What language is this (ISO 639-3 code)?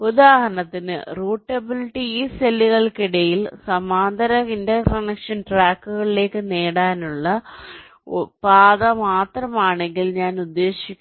mal